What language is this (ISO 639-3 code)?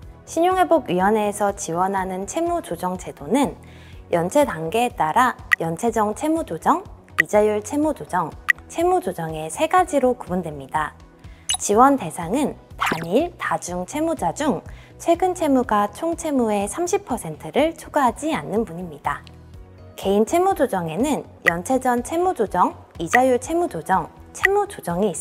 kor